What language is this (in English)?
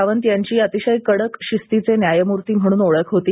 Marathi